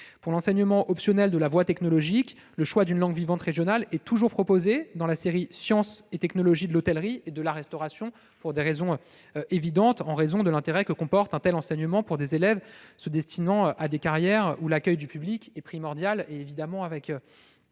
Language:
French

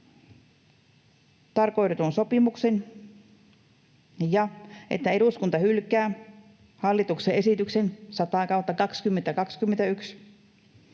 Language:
Finnish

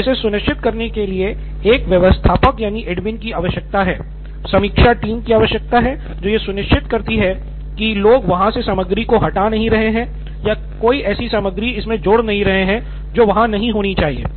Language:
Hindi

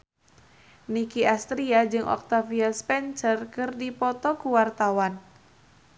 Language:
Sundanese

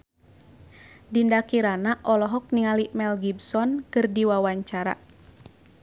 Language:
Sundanese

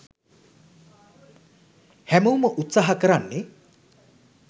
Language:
Sinhala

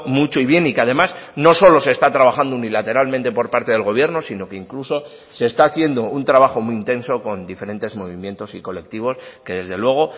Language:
Spanish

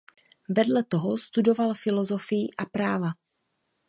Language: Czech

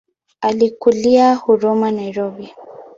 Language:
Swahili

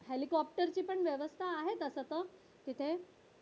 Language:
Marathi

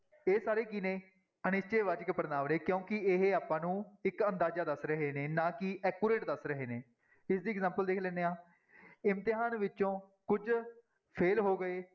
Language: Punjabi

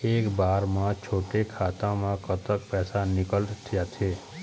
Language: Chhattisgarhi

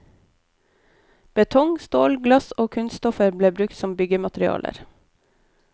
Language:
Norwegian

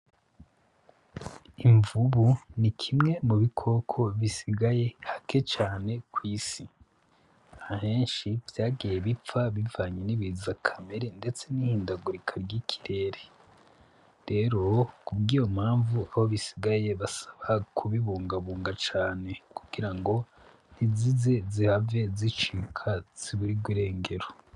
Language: Rundi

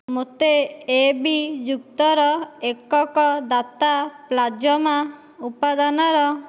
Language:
Odia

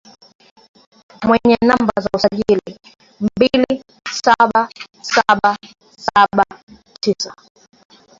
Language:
Swahili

